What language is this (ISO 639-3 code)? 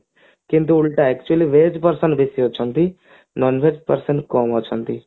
ori